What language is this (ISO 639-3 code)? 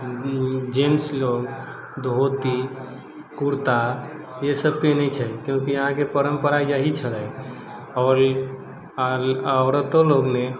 mai